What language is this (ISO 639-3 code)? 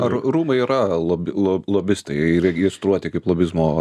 lit